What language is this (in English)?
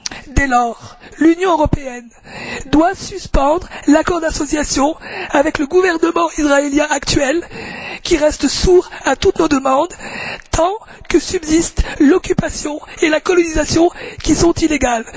French